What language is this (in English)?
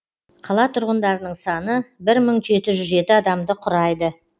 Kazakh